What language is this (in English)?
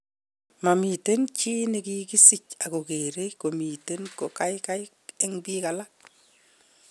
Kalenjin